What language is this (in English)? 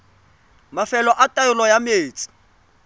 Tswana